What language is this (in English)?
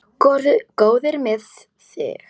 Icelandic